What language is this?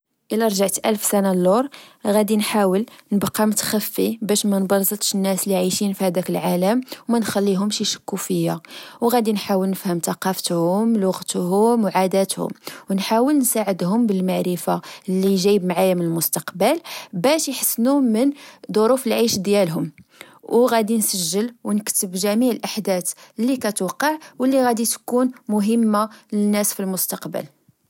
Moroccan Arabic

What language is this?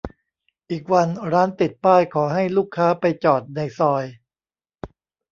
Thai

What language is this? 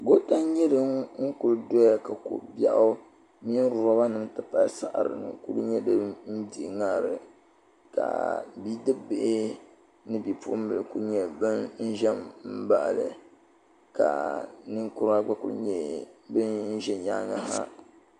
Dagbani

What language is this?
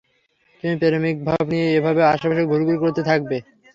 Bangla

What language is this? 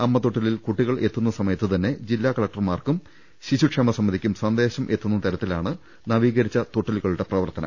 Malayalam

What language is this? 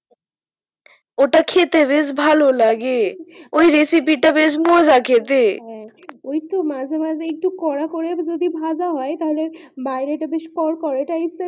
Bangla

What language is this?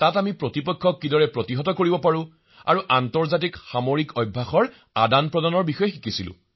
Assamese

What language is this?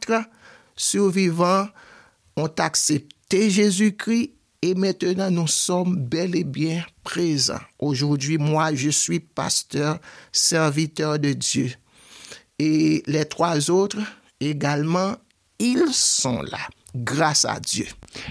French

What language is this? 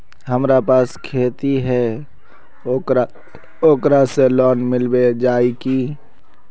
Magahi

